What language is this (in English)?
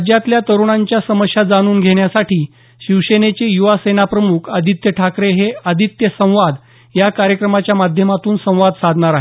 Marathi